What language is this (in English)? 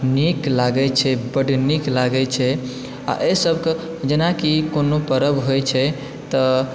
Maithili